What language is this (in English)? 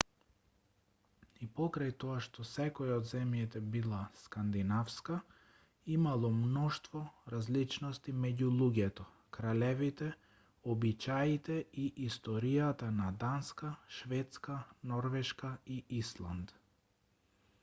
Macedonian